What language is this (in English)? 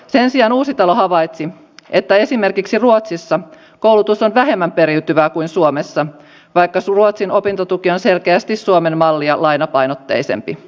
Finnish